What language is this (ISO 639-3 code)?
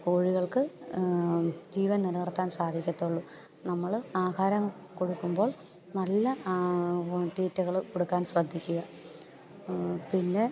mal